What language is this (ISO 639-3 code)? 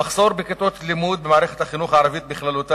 heb